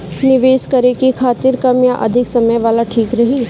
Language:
Bhojpuri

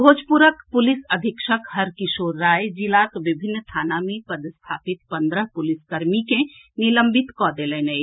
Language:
Maithili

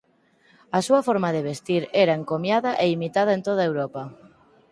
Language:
Galician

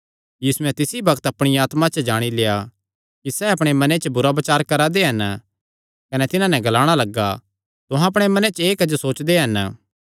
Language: Kangri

